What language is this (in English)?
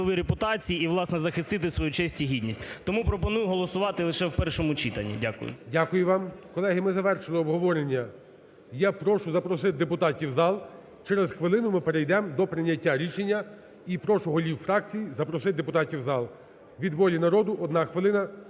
Ukrainian